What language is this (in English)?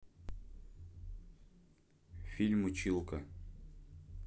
Russian